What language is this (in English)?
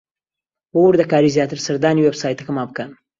Central Kurdish